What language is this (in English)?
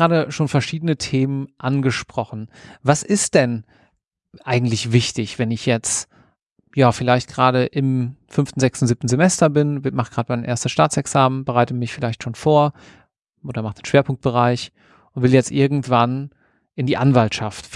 German